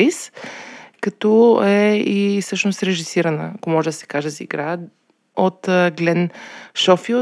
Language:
Bulgarian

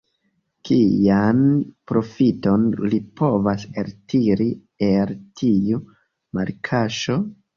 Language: Esperanto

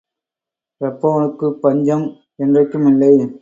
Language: Tamil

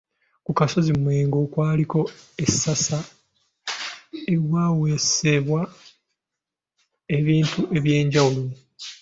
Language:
Ganda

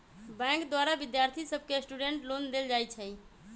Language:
Magahi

